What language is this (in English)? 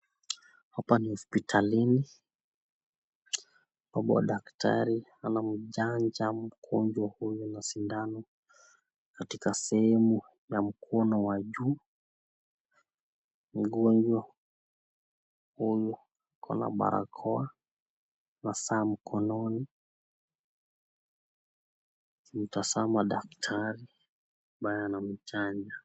Swahili